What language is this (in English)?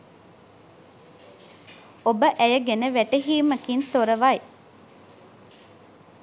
Sinhala